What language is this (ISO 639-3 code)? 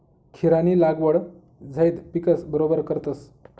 mar